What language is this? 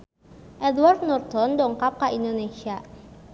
Sundanese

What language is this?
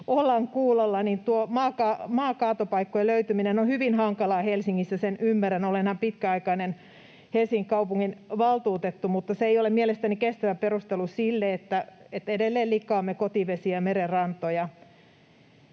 Finnish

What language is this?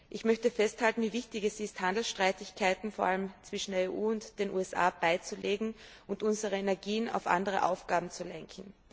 German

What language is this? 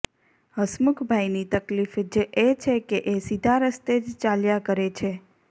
Gujarati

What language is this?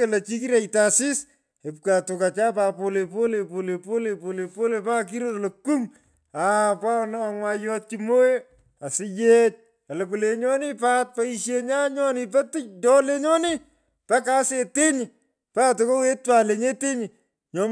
Pökoot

